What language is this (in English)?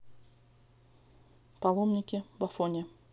Russian